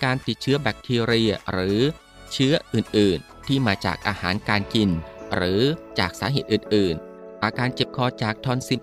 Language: Thai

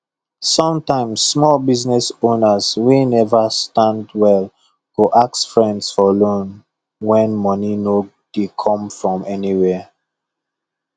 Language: Nigerian Pidgin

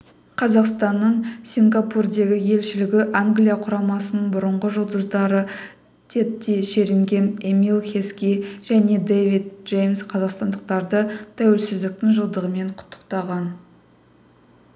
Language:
Kazakh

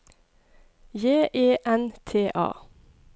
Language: Norwegian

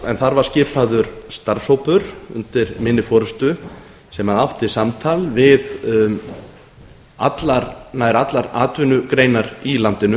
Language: Icelandic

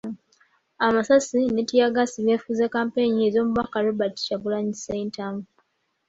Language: Ganda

